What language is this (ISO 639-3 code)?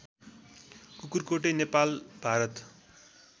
nep